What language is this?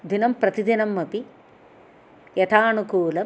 Sanskrit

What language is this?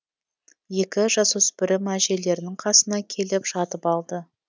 Kazakh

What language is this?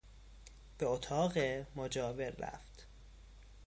Persian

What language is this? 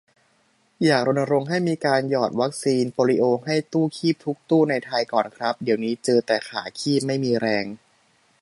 Thai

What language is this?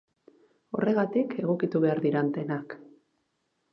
Basque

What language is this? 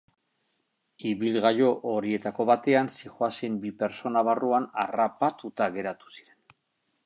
Basque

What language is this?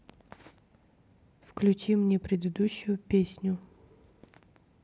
Russian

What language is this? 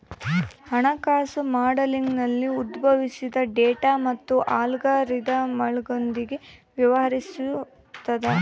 Kannada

